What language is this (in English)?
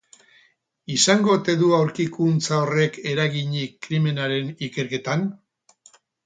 Basque